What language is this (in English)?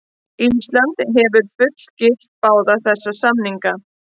Icelandic